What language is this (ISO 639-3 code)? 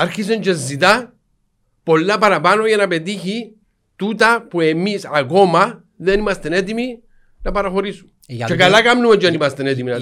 ell